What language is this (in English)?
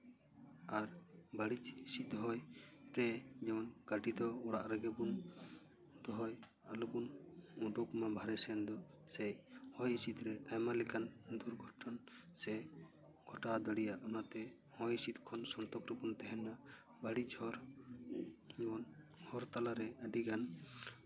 Santali